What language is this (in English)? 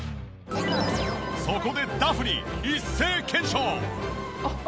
Japanese